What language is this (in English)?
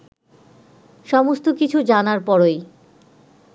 Bangla